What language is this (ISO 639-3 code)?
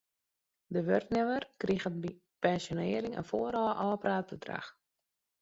fry